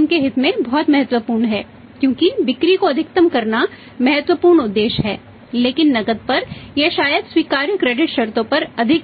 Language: Hindi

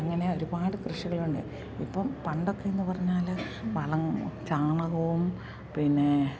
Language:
Malayalam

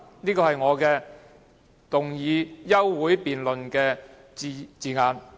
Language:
Cantonese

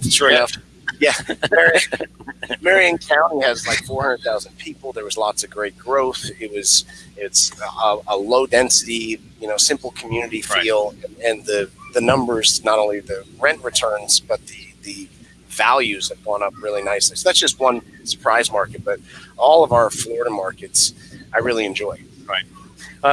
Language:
English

